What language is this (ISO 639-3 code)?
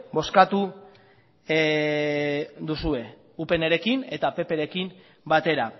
eus